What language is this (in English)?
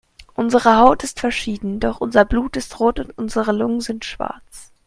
German